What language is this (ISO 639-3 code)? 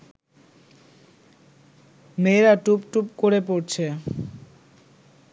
ben